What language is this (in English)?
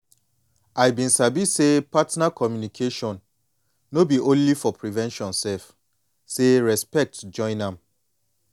Nigerian Pidgin